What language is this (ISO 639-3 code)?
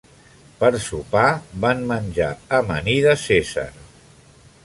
cat